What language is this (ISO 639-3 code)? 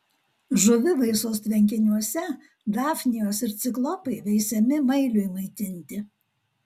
lit